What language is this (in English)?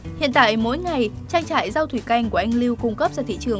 Vietnamese